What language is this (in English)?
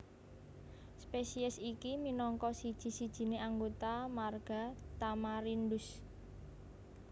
Javanese